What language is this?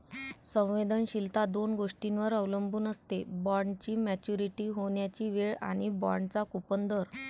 Marathi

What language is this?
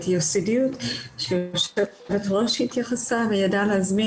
Hebrew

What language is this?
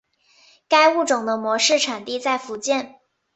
Chinese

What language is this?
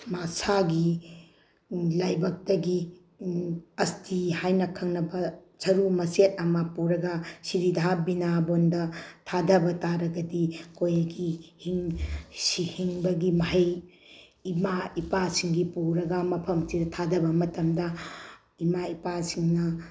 Manipuri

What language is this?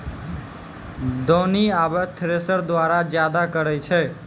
Maithili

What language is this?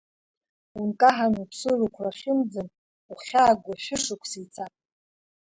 Abkhazian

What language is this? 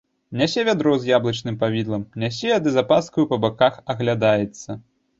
Belarusian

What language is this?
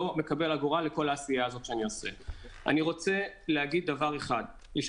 Hebrew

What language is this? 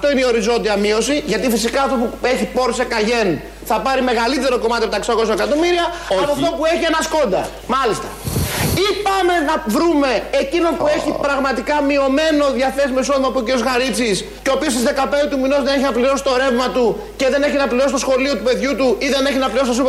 Greek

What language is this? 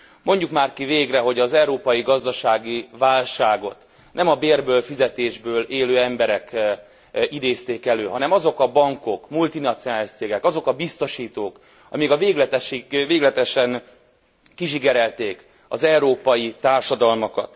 Hungarian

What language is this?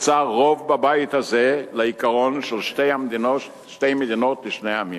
Hebrew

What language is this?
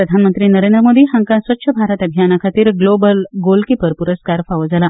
Konkani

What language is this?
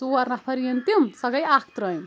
Kashmiri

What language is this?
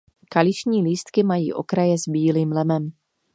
Czech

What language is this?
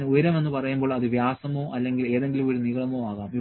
Malayalam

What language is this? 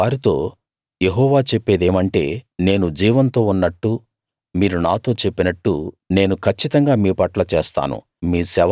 Telugu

